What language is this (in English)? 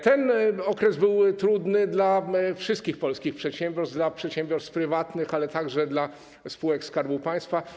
Polish